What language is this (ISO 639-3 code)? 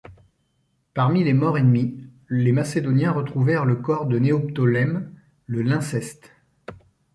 fra